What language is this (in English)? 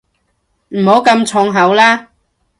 Cantonese